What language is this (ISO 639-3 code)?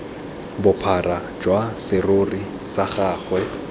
tsn